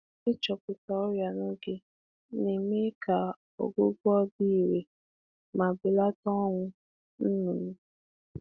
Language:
Igbo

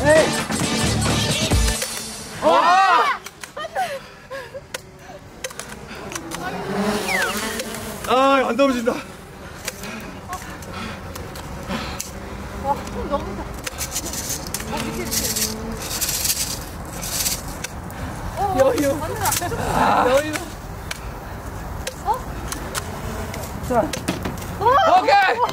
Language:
Korean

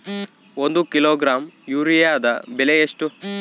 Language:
Kannada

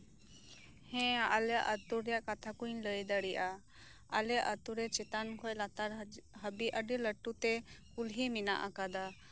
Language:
Santali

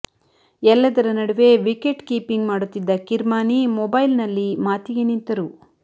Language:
Kannada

